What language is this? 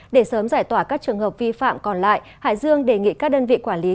Vietnamese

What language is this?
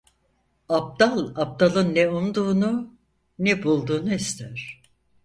Turkish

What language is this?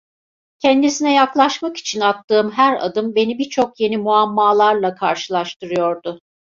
Turkish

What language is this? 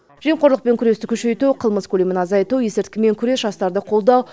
Kazakh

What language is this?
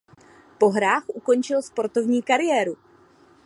Czech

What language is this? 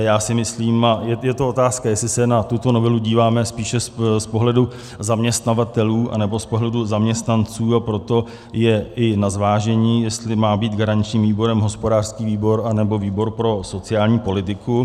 Czech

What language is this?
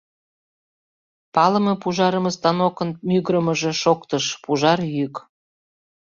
Mari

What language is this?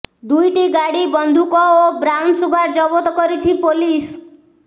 Odia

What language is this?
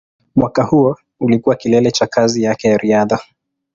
Swahili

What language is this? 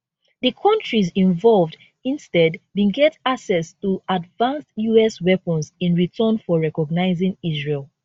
Nigerian Pidgin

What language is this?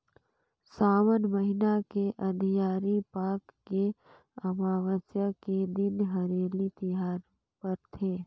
Chhattisgarhi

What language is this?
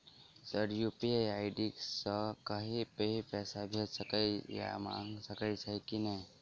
Maithili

